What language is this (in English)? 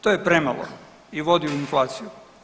Croatian